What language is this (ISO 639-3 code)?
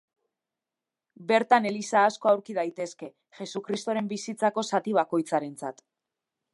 eus